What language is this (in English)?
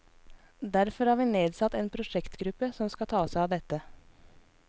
Norwegian